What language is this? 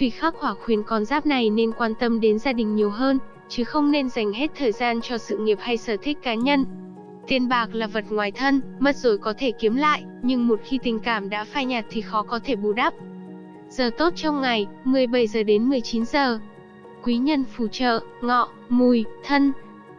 Vietnamese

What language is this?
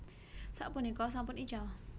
Javanese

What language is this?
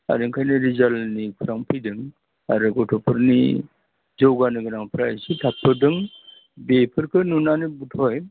Bodo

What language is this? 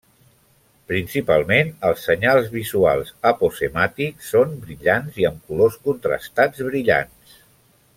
Catalan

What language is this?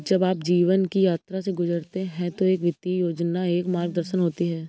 Hindi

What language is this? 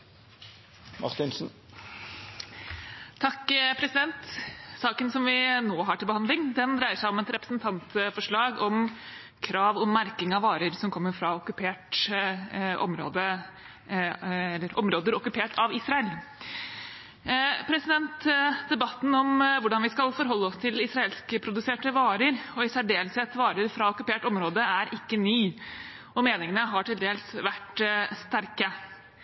Norwegian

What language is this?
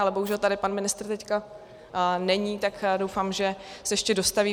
Czech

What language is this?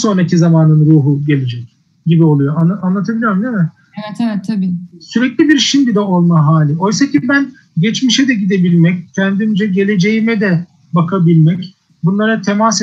Turkish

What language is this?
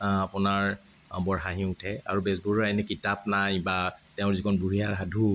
Assamese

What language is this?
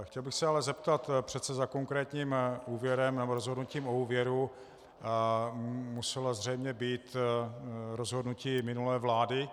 Czech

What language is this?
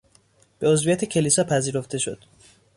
Persian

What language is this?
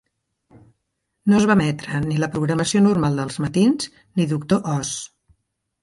Catalan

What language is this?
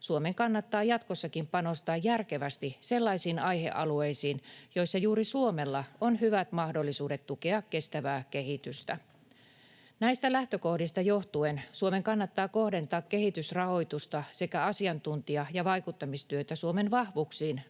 Finnish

